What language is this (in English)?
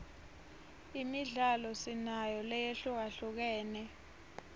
Swati